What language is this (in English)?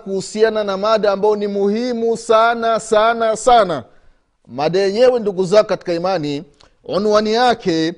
Swahili